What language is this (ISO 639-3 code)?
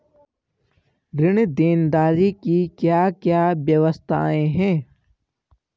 hin